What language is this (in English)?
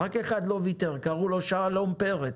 Hebrew